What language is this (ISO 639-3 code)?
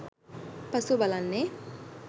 sin